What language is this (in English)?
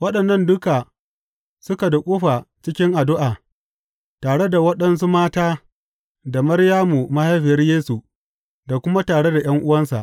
Hausa